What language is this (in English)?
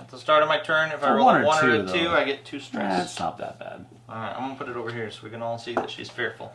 English